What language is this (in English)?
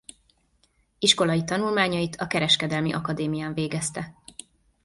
Hungarian